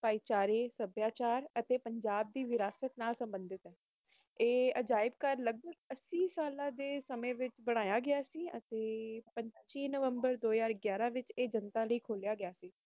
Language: Punjabi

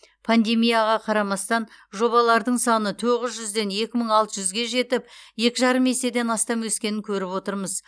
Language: Kazakh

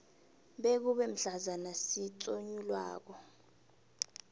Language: South Ndebele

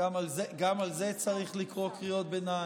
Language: Hebrew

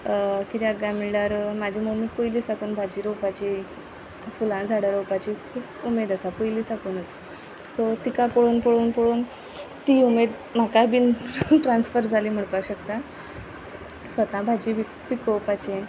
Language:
Konkani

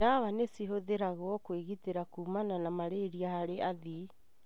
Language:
Kikuyu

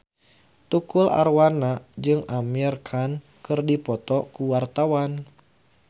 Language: Sundanese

